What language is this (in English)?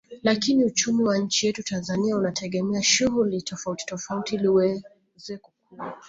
Swahili